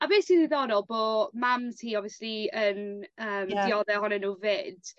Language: Welsh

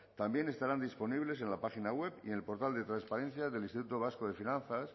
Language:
Spanish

